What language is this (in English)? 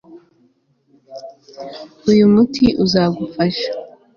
Kinyarwanda